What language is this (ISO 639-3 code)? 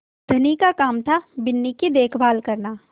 hin